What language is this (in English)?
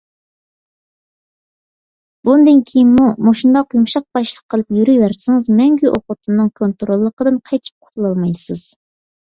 Uyghur